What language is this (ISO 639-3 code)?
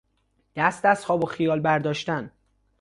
fas